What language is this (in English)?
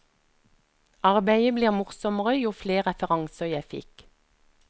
Norwegian